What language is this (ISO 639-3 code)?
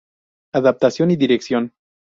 spa